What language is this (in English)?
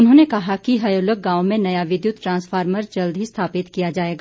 Hindi